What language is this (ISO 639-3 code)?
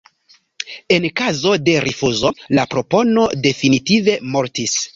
epo